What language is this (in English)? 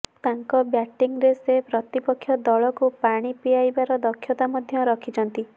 Odia